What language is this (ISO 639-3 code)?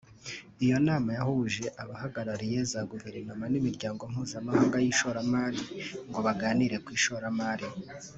kin